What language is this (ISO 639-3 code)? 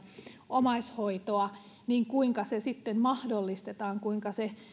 fin